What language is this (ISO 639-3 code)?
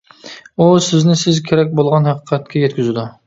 uig